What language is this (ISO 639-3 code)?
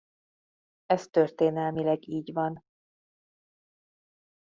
hun